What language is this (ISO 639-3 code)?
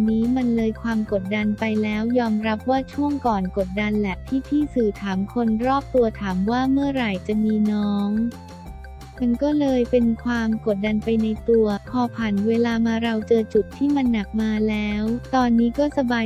tha